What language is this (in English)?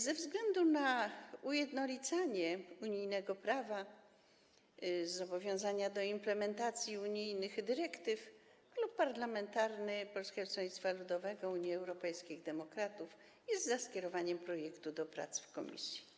Polish